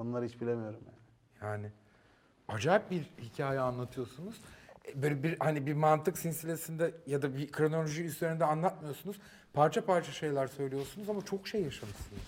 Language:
Turkish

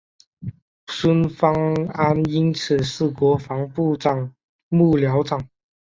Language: Chinese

